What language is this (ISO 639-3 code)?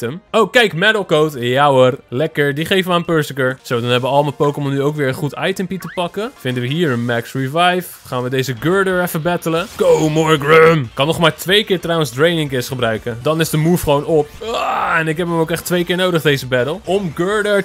nld